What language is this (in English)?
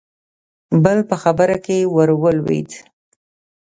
Pashto